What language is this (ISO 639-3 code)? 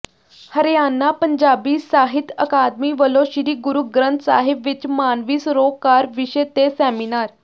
pan